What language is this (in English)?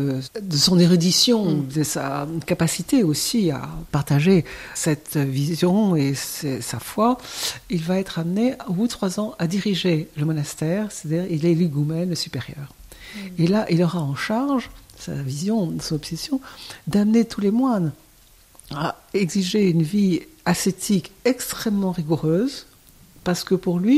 French